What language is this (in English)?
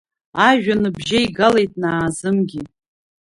Abkhazian